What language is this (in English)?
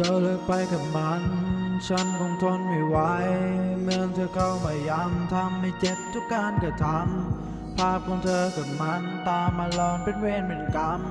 Thai